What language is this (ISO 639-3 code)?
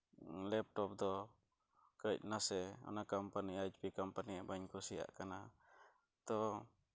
sat